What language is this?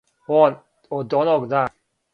Serbian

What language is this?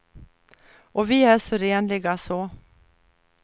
Swedish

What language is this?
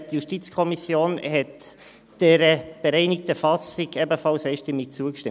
Swiss German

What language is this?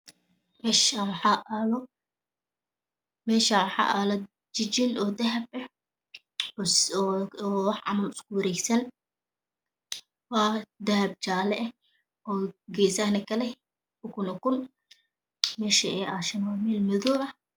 Somali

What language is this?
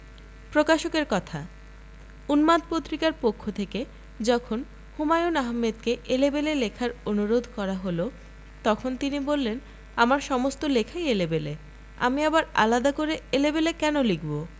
Bangla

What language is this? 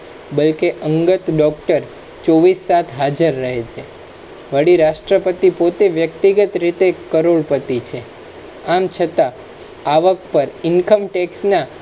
Gujarati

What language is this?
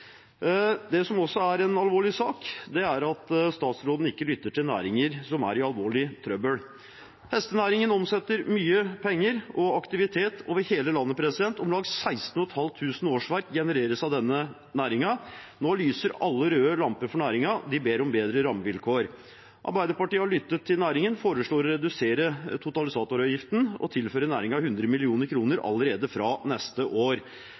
Norwegian Bokmål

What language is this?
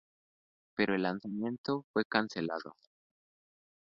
Spanish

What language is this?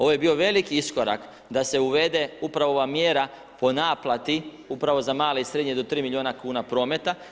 Croatian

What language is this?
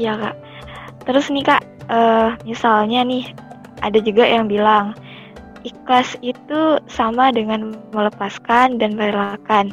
Indonesian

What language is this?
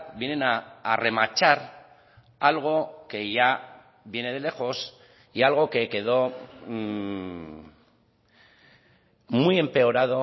Spanish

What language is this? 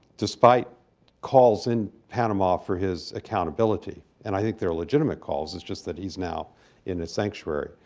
English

